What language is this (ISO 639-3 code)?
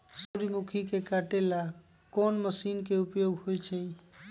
mag